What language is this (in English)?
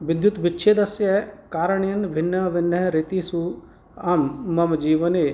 Sanskrit